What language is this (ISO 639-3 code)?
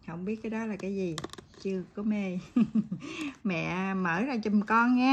vie